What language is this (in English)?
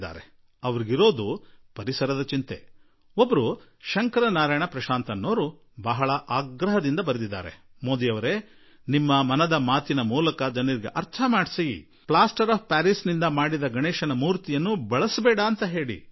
Kannada